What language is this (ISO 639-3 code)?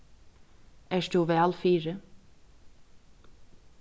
fao